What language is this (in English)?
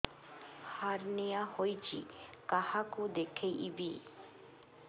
Odia